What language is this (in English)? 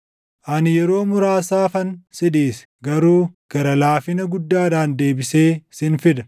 Oromo